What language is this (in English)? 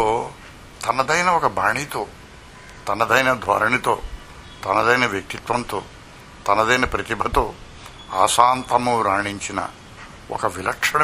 Telugu